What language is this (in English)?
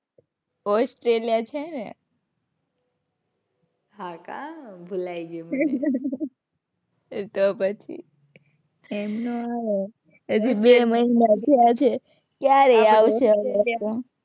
Gujarati